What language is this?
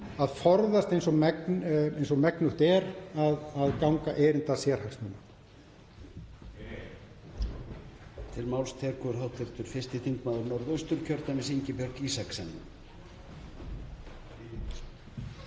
Icelandic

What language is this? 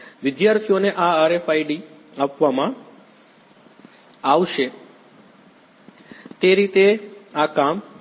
Gujarati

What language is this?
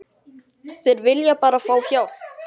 Icelandic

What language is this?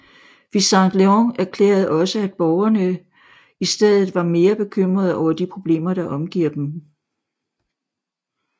Danish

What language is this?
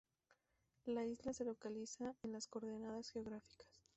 Spanish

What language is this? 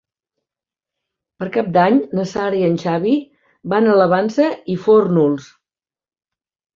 Catalan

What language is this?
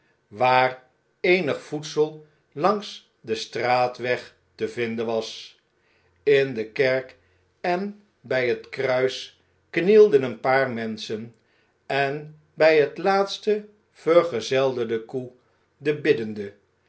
Dutch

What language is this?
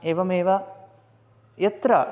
Sanskrit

